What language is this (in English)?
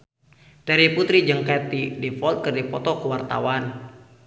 Sundanese